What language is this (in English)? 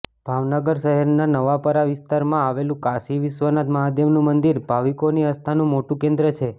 Gujarati